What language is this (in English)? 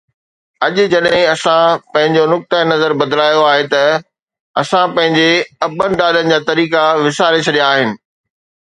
Sindhi